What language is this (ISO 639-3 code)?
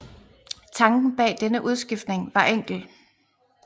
dan